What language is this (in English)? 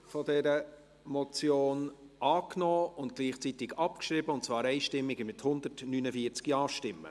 Swiss German